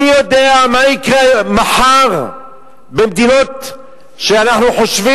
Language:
Hebrew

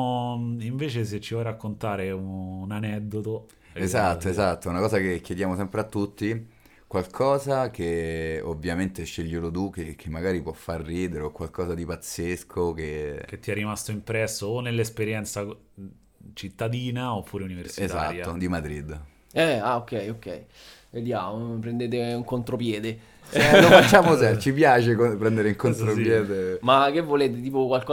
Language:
Italian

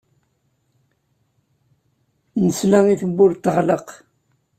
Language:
Kabyle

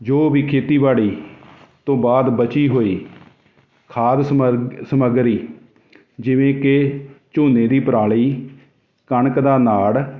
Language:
Punjabi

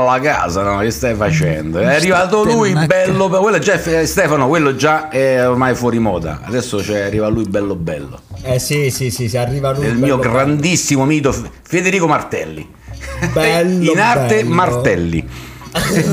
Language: Italian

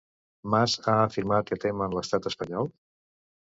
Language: Catalan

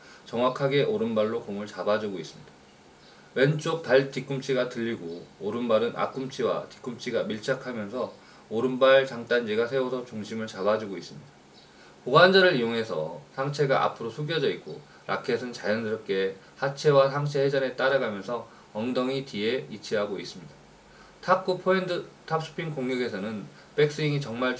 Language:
Korean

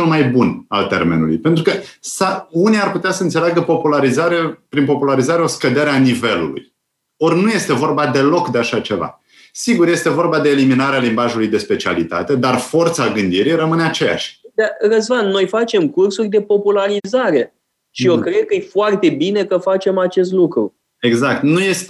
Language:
Romanian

